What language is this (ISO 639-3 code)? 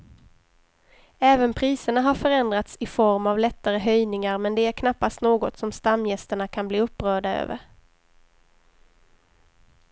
swe